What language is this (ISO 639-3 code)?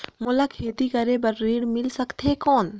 hne